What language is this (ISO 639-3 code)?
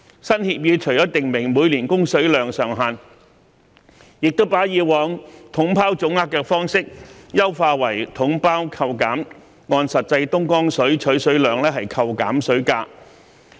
yue